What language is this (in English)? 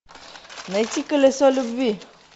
Russian